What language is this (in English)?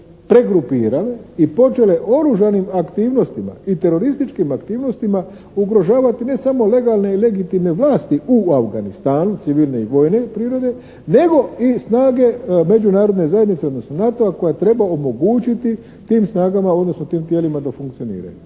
Croatian